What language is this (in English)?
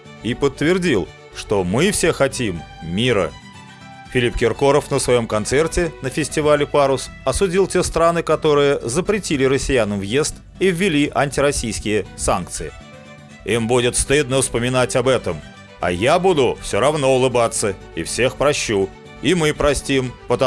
Russian